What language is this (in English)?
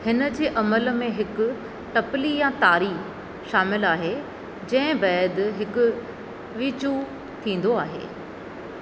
Sindhi